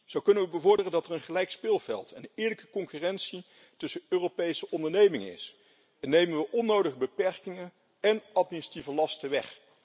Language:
Dutch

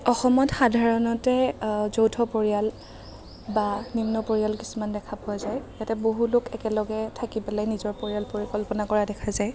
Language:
Assamese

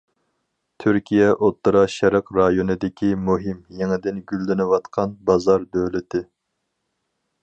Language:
Uyghur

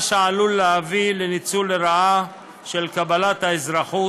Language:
Hebrew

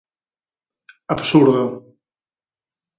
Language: Galician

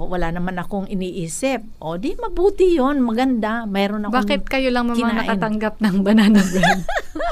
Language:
Filipino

